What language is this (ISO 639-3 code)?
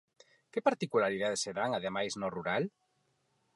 glg